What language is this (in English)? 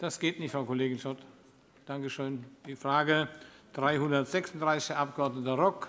German